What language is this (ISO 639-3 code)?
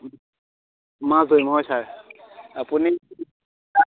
asm